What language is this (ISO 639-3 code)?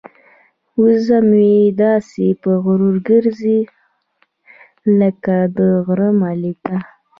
pus